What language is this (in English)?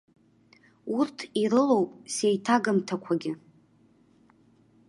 Abkhazian